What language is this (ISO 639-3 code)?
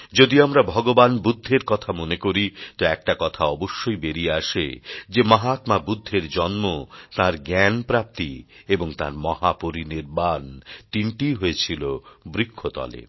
ben